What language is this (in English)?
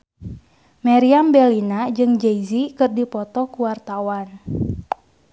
Sundanese